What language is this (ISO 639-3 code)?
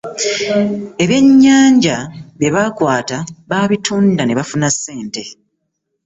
lug